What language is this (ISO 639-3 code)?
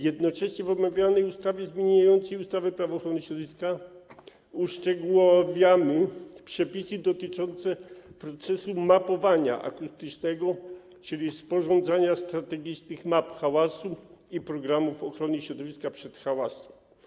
pol